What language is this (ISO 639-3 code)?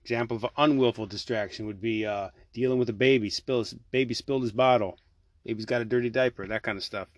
eng